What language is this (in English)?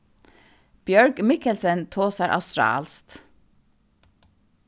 Faroese